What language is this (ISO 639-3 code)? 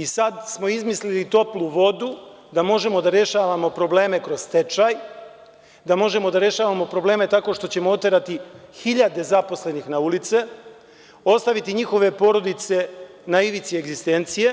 srp